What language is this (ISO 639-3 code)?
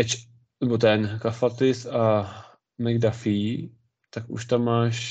ces